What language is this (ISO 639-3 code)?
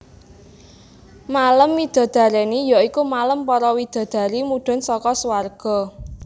jav